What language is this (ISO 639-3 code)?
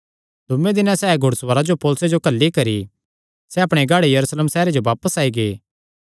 xnr